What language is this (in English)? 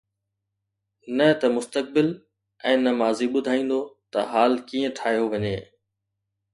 Sindhi